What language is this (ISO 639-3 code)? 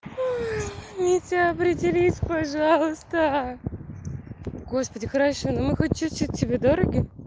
rus